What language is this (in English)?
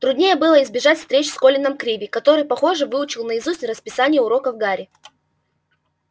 Russian